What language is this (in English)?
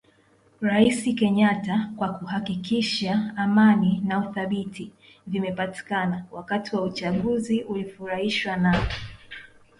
Swahili